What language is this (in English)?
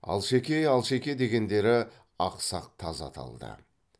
Kazakh